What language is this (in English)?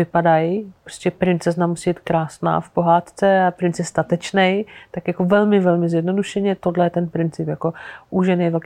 Czech